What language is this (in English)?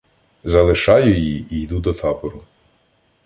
Ukrainian